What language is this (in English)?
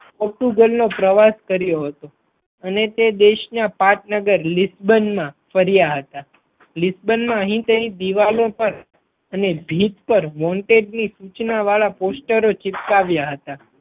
Gujarati